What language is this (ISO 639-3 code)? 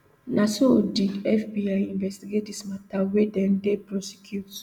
pcm